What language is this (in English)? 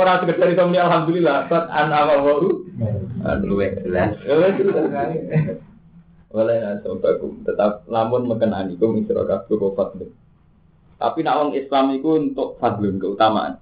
Indonesian